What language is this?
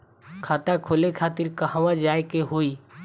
Bhojpuri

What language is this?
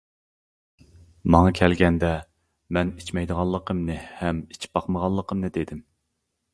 Uyghur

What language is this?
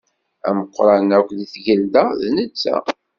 Kabyle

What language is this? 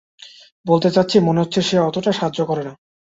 Bangla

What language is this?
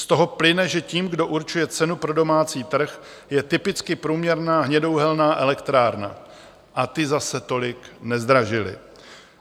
Czech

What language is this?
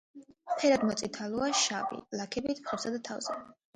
Georgian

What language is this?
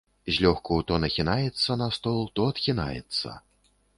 Belarusian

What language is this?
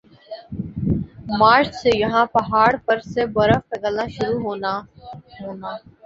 Urdu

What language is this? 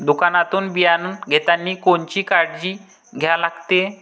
Marathi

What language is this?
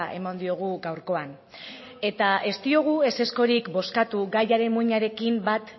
Basque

